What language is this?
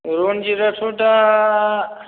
Bodo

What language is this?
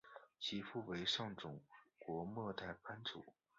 Chinese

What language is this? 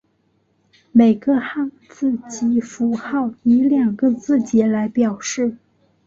Chinese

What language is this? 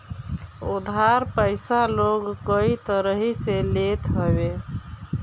Bhojpuri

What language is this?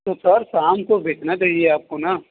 Hindi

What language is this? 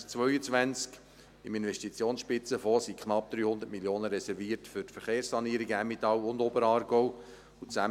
Swiss German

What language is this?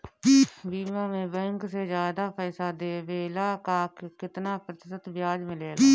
Bhojpuri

